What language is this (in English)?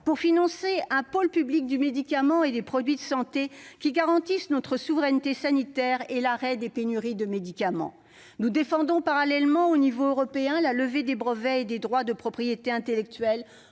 French